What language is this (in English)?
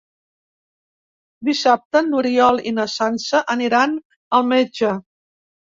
Catalan